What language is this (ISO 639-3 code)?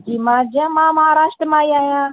snd